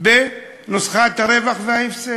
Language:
Hebrew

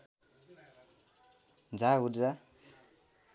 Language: Nepali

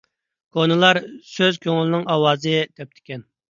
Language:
Uyghur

